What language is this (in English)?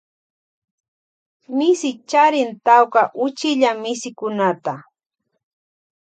Loja Highland Quichua